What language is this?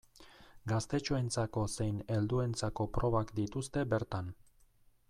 Basque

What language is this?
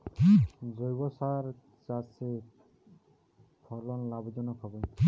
Bangla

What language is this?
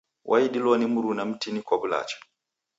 Taita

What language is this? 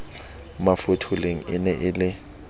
Southern Sotho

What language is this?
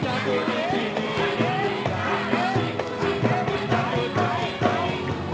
Indonesian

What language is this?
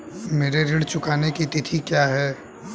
Hindi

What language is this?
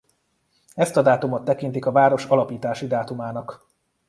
Hungarian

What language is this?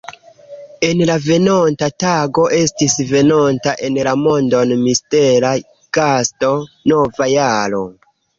Esperanto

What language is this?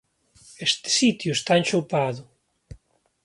Galician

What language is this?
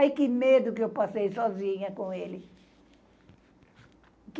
Portuguese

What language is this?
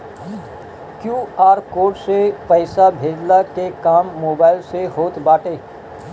Bhojpuri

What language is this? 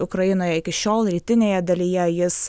Lithuanian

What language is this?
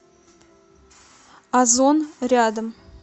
Russian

